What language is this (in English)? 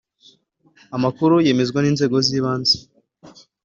Kinyarwanda